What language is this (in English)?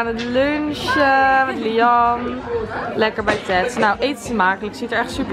Dutch